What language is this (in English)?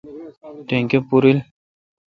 Kalkoti